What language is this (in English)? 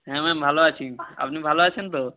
Bangla